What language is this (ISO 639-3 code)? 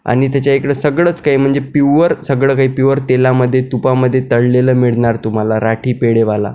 mar